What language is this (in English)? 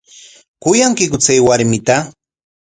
Corongo Ancash Quechua